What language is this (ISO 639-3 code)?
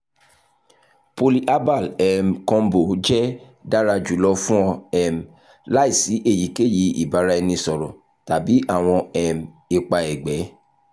yor